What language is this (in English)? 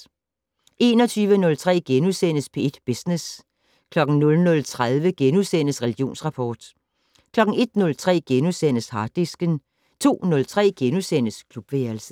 Danish